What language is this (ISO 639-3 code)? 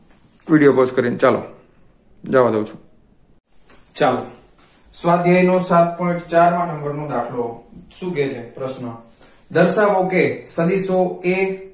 guj